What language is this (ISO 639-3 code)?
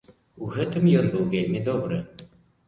bel